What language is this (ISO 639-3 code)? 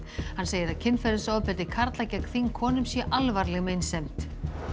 isl